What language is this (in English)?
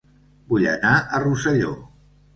Catalan